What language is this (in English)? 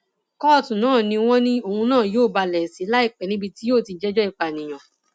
Yoruba